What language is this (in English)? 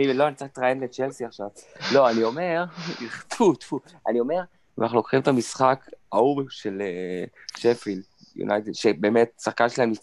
Hebrew